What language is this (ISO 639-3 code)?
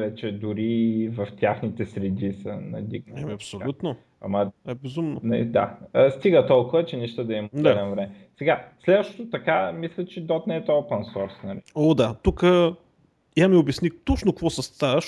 bul